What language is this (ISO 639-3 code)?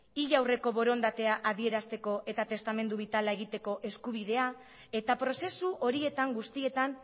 eus